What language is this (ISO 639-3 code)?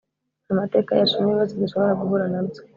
kin